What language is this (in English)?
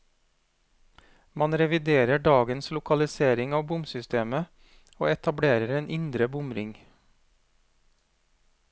Norwegian